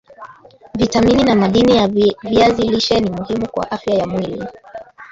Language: Swahili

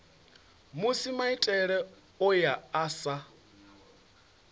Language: Venda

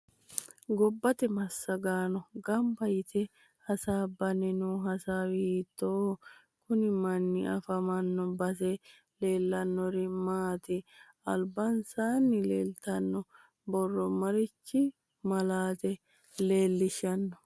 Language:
Sidamo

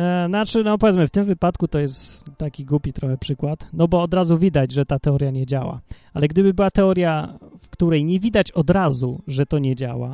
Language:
Polish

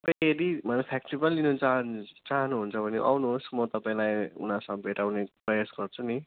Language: Nepali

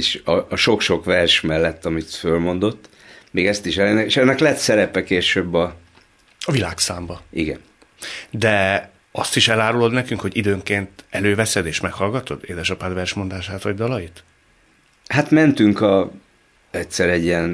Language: Hungarian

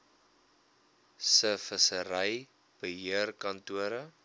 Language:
Afrikaans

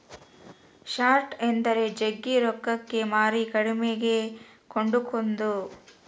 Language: Kannada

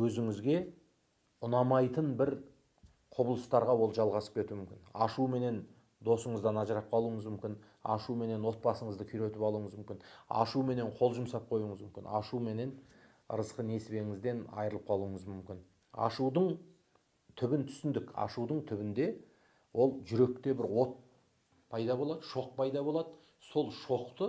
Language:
Turkish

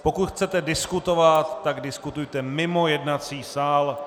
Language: Czech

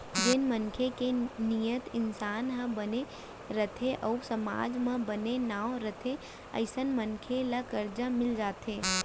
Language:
Chhattisgarhi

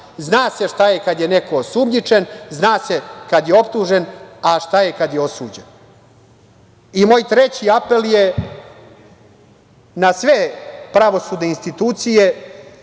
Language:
Serbian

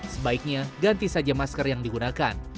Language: Indonesian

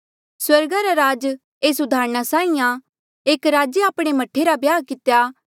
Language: Mandeali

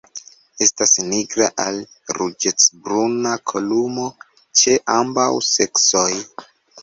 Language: Esperanto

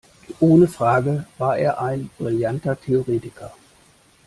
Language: German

